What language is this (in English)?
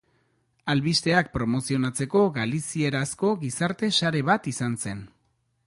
Basque